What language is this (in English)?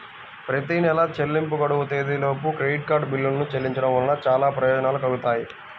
Telugu